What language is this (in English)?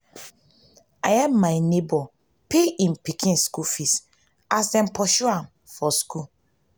Nigerian Pidgin